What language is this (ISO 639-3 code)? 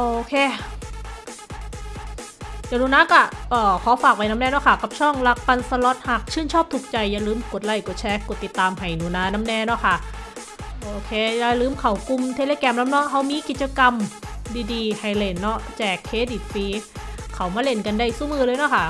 tha